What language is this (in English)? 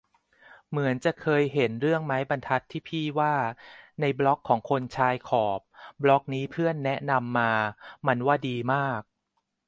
Thai